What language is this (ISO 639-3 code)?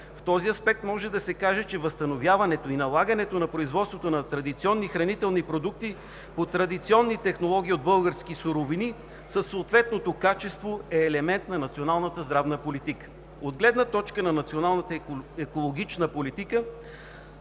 bul